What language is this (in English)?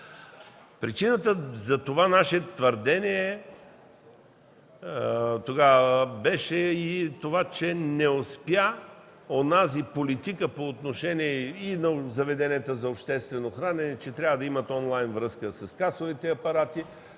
Bulgarian